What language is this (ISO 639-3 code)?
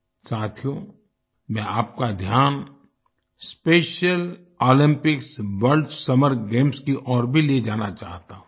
hin